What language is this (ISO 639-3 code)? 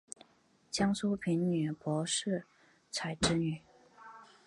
zho